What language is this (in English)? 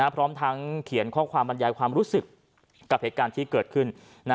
Thai